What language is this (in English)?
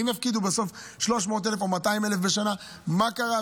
Hebrew